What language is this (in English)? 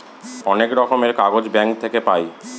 Bangla